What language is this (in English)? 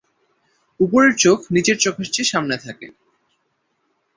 Bangla